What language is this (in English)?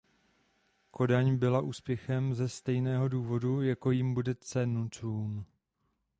Czech